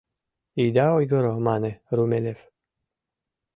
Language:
Mari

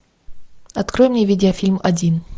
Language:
Russian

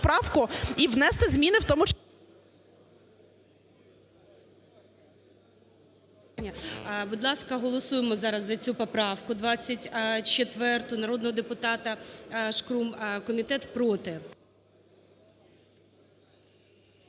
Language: Ukrainian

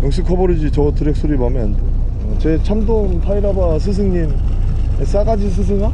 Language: Korean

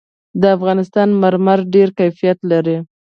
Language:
Pashto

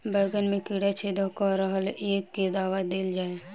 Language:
Maithili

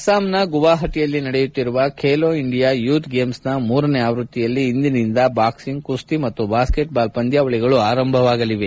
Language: Kannada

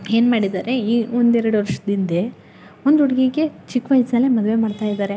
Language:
Kannada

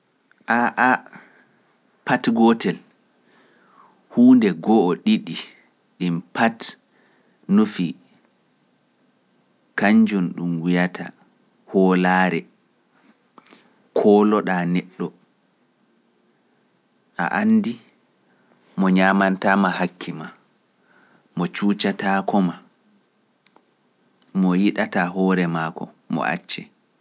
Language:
Pular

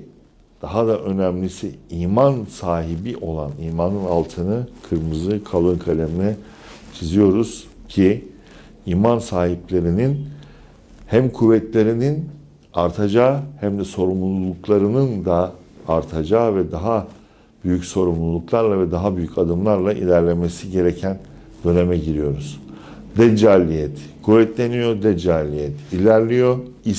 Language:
Turkish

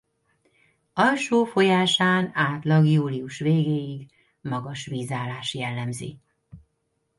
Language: Hungarian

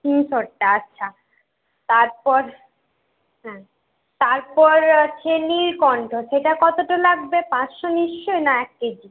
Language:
Bangla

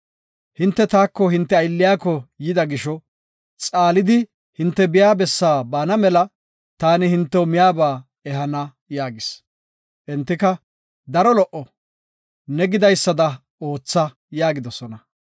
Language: Gofa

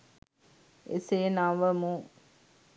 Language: Sinhala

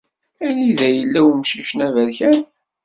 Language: Kabyle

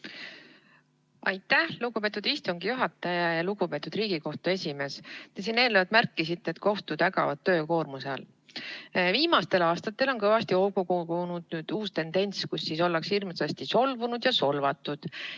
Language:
Estonian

